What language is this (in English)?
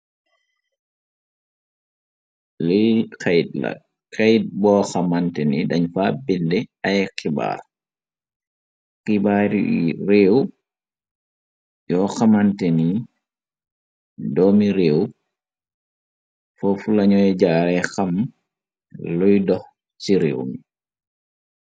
Wolof